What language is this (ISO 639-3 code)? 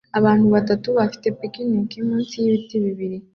kin